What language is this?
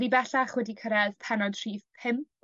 Welsh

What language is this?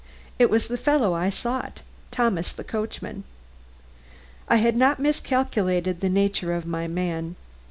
English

